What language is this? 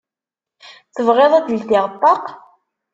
Kabyle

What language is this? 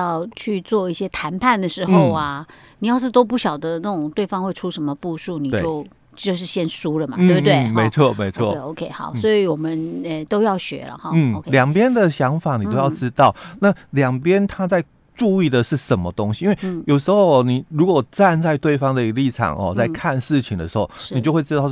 Chinese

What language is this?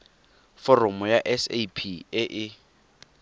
Tswana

